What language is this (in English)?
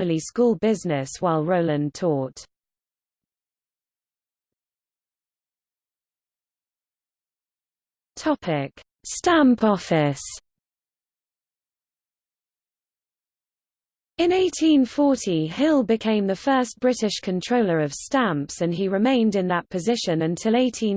English